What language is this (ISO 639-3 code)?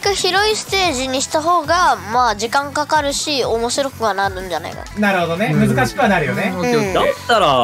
jpn